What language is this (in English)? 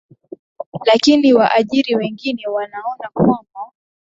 Swahili